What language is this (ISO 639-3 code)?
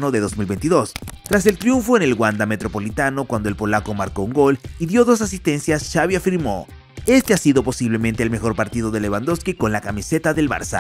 spa